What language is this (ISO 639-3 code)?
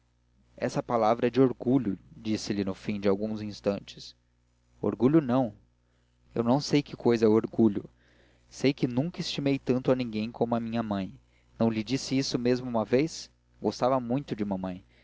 por